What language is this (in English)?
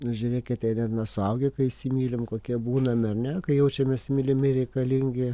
Lithuanian